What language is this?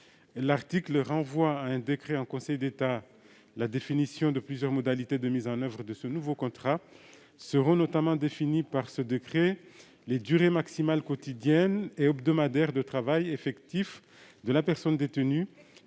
French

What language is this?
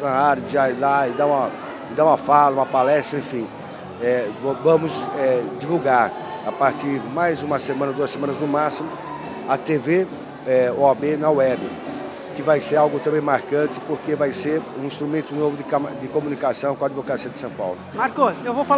Portuguese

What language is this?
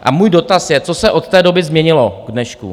Czech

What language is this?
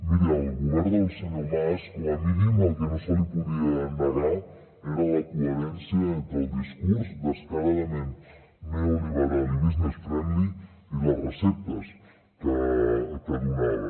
Catalan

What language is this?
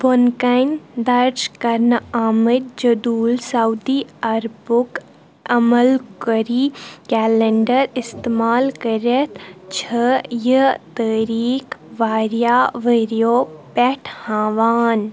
Kashmiri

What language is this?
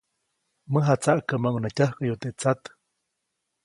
Copainalá Zoque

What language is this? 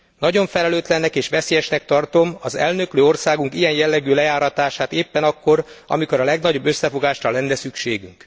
Hungarian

